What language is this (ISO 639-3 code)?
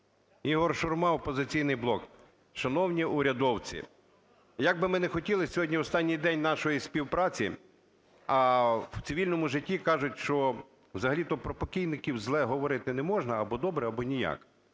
ukr